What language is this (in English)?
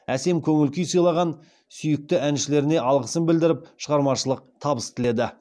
Kazakh